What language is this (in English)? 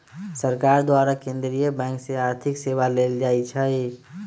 Magahi